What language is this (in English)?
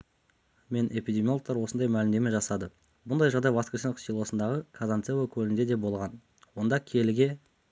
Kazakh